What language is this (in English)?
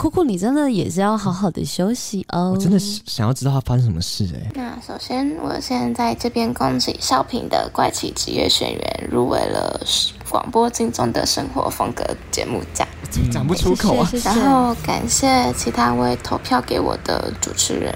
Chinese